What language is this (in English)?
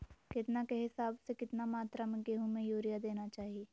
Magahi